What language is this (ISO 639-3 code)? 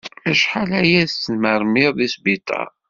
kab